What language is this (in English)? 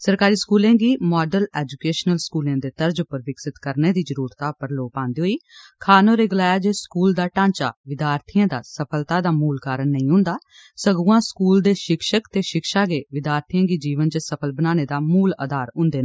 Dogri